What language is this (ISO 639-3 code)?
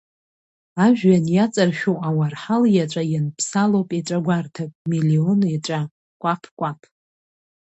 abk